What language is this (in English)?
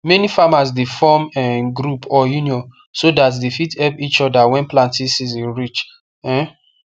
Nigerian Pidgin